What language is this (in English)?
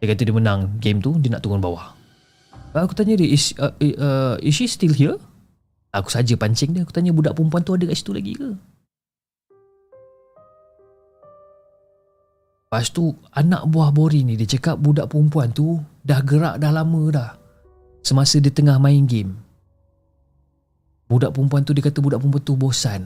Malay